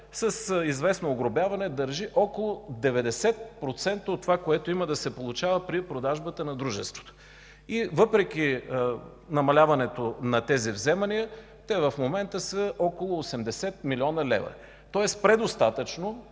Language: Bulgarian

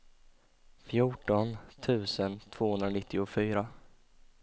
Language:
Swedish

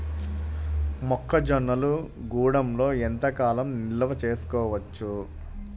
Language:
Telugu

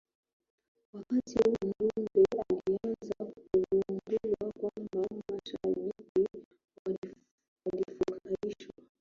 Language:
Swahili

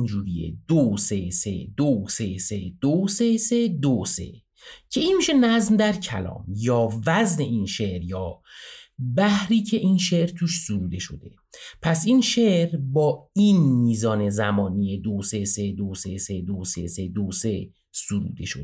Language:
Persian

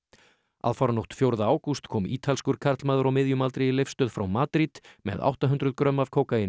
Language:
Icelandic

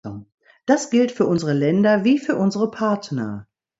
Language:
German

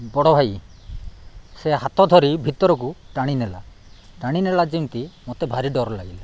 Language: Odia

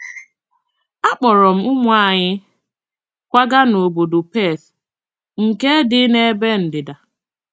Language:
Igbo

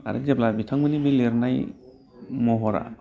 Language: Bodo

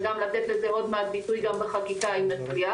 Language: Hebrew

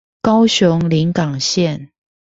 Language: Chinese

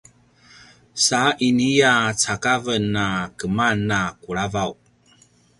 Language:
Paiwan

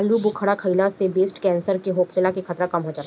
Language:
Bhojpuri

